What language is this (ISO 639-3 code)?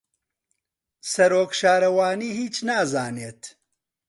ckb